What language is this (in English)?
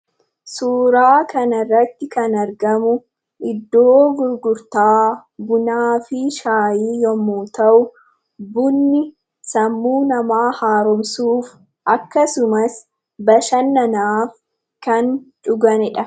Oromo